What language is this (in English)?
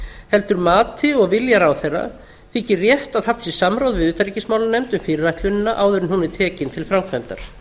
Icelandic